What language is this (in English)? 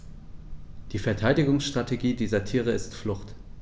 German